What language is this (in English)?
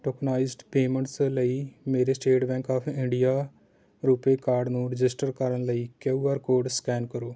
Punjabi